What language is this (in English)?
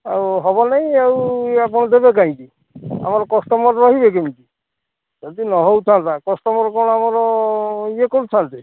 Odia